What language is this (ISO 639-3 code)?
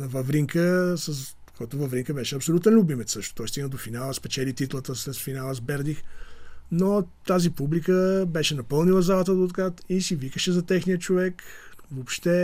bul